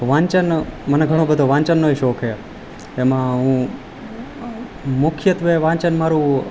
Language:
Gujarati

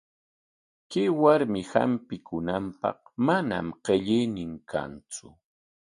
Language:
Corongo Ancash Quechua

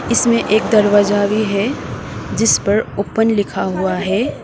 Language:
Hindi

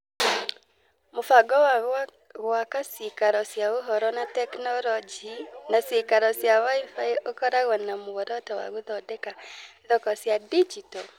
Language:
Kikuyu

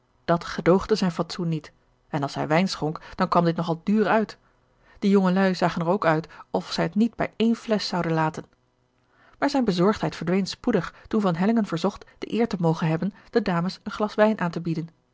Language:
Dutch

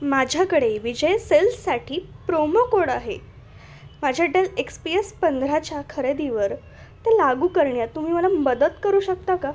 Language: Marathi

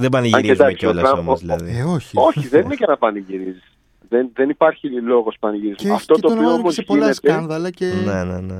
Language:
Greek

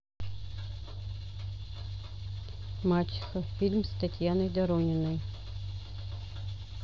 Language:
Russian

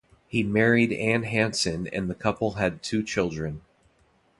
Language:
English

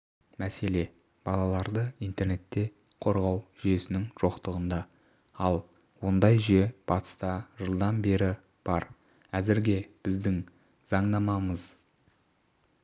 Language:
Kazakh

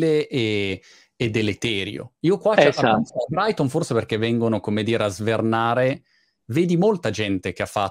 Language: Italian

